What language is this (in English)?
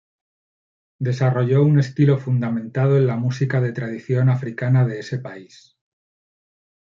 Spanish